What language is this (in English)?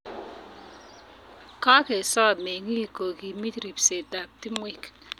Kalenjin